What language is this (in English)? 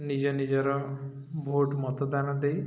Odia